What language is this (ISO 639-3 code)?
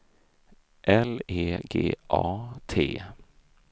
swe